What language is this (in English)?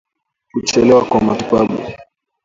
Swahili